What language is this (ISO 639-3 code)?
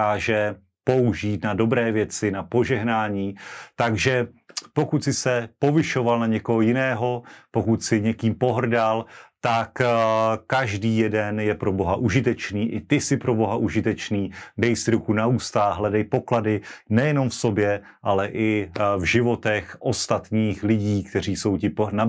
ces